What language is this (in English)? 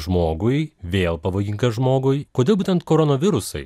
Lithuanian